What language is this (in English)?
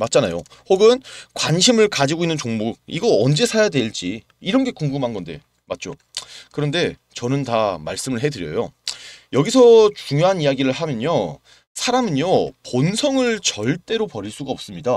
Korean